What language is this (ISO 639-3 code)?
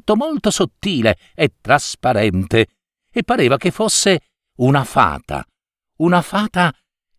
ita